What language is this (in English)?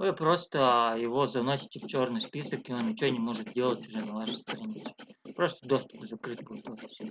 Russian